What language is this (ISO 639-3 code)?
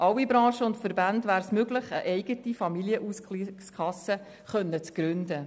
gsw